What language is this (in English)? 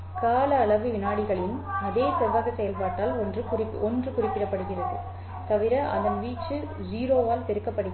Tamil